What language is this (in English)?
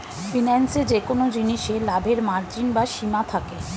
Bangla